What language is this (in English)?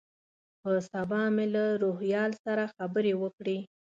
Pashto